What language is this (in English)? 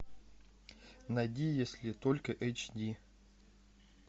Russian